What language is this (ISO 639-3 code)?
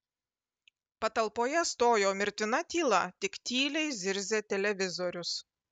lit